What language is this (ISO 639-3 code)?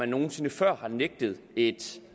dan